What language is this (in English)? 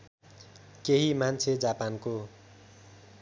Nepali